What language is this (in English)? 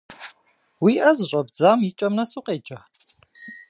Kabardian